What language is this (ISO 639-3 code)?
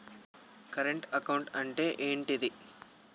tel